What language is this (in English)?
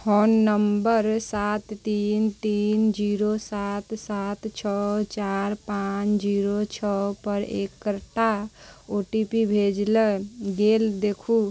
Maithili